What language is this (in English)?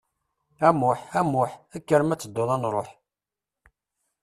Kabyle